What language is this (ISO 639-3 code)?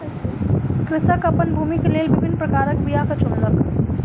mai